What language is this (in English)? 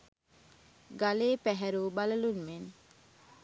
Sinhala